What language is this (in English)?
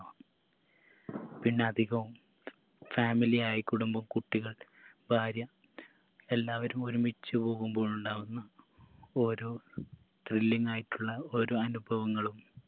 Malayalam